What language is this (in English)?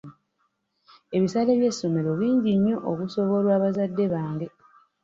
Ganda